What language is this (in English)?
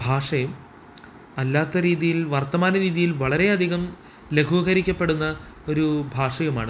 Malayalam